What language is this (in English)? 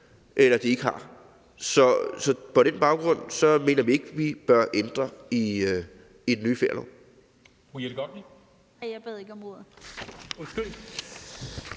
Danish